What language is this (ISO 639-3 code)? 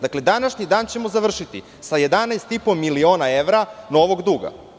srp